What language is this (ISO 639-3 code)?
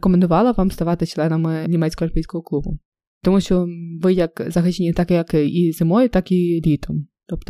ukr